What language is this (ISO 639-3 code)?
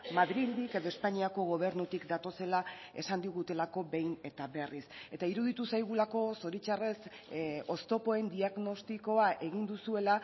eus